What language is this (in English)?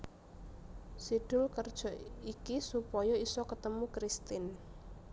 Javanese